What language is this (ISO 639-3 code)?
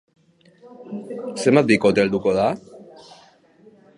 eus